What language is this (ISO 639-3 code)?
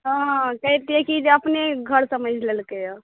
mai